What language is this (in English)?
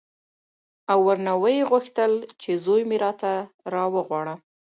Pashto